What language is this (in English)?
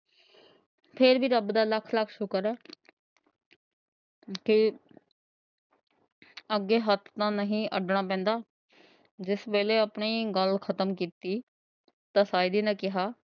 Punjabi